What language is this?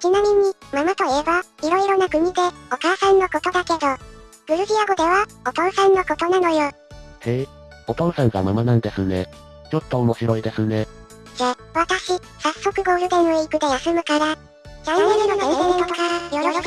Japanese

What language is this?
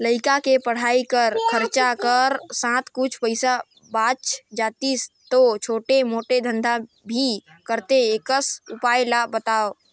Chhattisgarhi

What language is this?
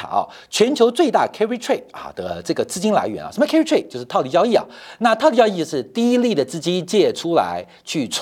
Chinese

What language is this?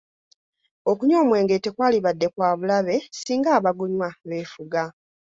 Ganda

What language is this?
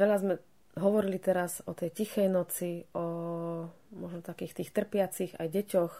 Slovak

